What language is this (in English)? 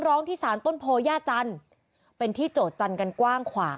Thai